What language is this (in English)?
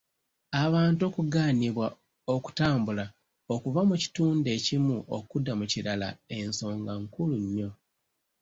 Ganda